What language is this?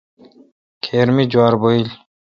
Kalkoti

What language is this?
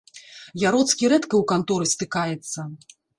Belarusian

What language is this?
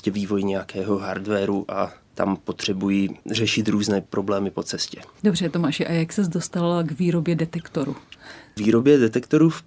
Czech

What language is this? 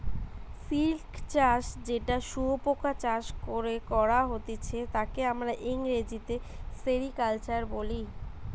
Bangla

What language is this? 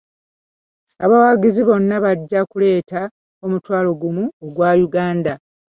Ganda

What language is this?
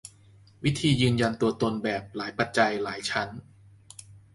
Thai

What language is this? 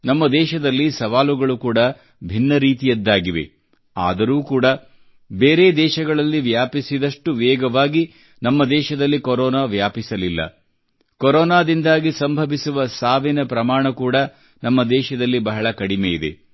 Kannada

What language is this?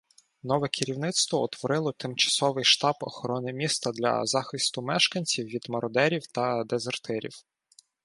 Ukrainian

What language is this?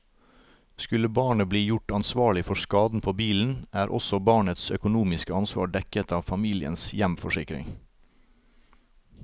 Norwegian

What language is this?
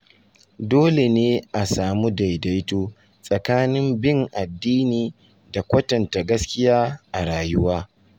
Hausa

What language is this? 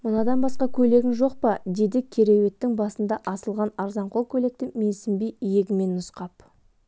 Kazakh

